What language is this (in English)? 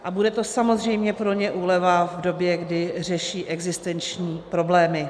Czech